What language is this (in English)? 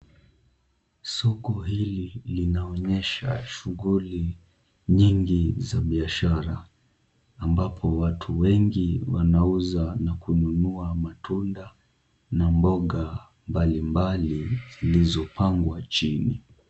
Swahili